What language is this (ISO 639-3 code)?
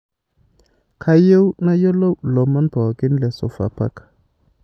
mas